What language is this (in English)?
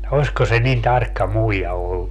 Finnish